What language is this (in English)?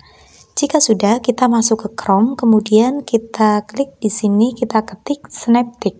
Indonesian